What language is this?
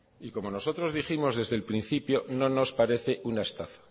Spanish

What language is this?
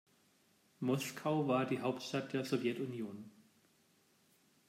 German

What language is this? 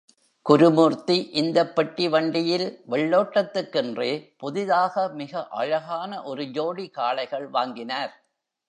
Tamil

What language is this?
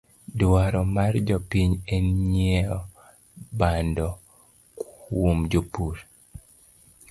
Luo (Kenya and Tanzania)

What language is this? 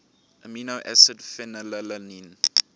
English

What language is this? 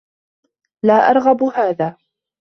Arabic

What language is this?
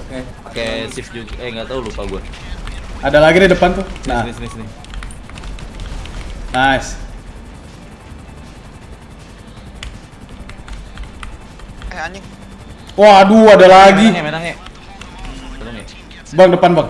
Indonesian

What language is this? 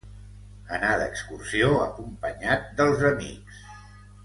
Catalan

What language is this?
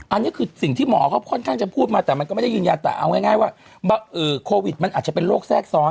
Thai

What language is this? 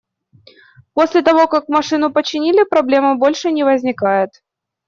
Russian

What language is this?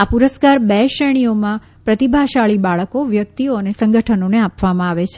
Gujarati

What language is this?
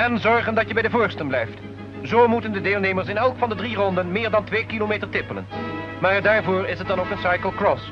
Dutch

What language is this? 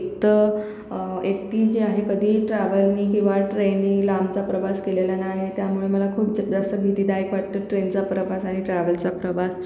Marathi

